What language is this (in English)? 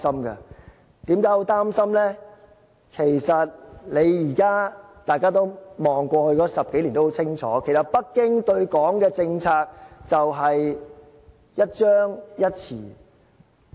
Cantonese